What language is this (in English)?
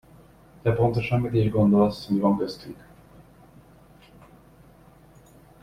Hungarian